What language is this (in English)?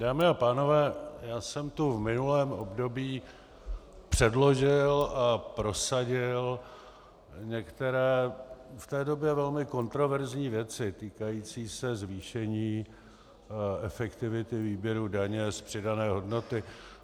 Czech